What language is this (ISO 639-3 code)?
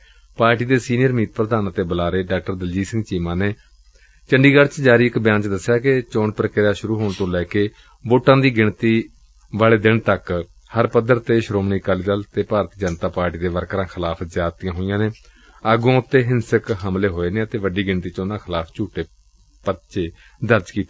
pan